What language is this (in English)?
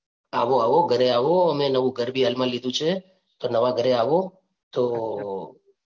Gujarati